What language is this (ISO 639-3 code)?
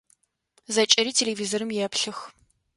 ady